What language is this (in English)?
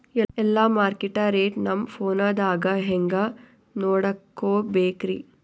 Kannada